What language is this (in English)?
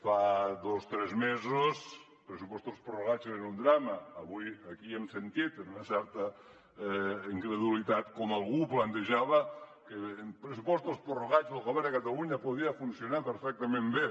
Catalan